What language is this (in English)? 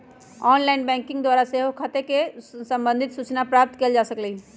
Magahi